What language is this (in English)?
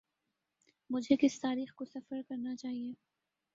Urdu